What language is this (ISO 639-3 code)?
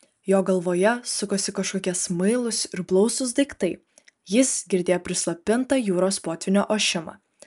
lit